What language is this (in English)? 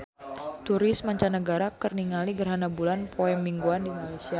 Sundanese